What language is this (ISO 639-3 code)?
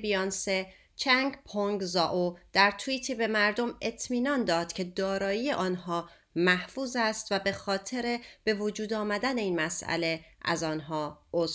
fas